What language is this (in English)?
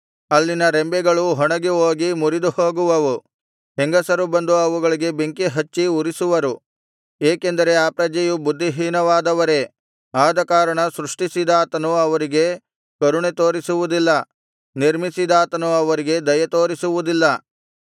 Kannada